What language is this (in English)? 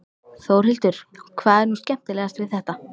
Icelandic